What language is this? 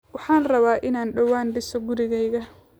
Somali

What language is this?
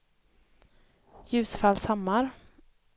Swedish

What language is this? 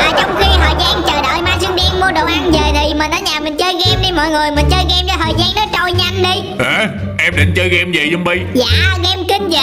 Vietnamese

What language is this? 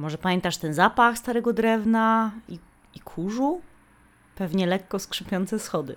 Polish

